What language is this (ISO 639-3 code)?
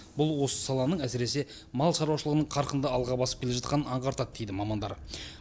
kaz